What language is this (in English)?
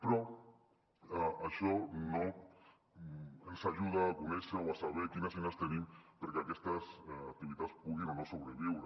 Catalan